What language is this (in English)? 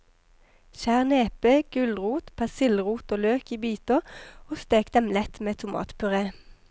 Norwegian